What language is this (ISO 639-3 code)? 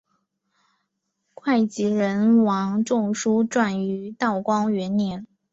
zho